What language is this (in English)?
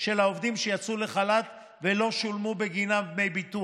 Hebrew